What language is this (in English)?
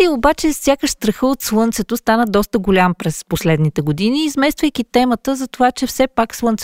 Bulgarian